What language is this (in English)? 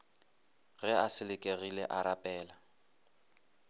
Northern Sotho